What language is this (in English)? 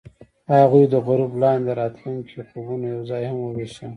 Pashto